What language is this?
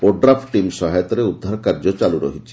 Odia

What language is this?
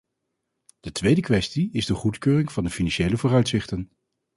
Dutch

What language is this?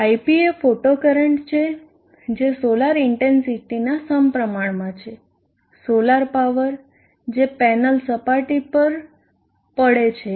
Gujarati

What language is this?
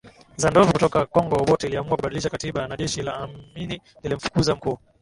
Swahili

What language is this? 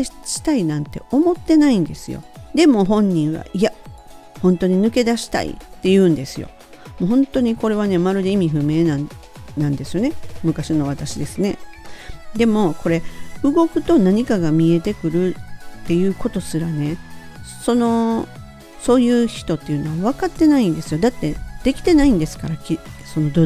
Japanese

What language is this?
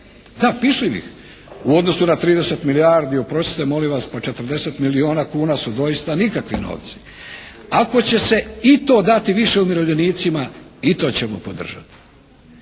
Croatian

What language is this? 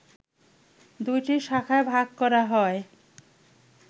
Bangla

